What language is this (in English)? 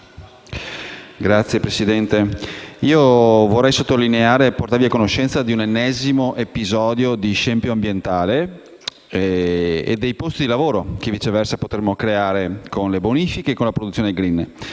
Italian